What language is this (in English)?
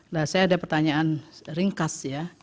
Indonesian